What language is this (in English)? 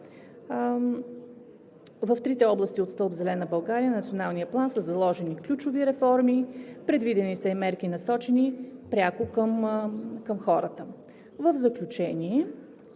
Bulgarian